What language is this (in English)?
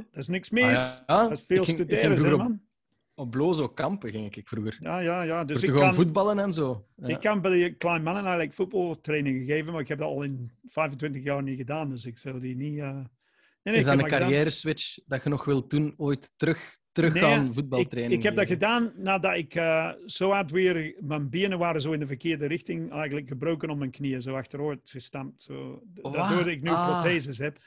Dutch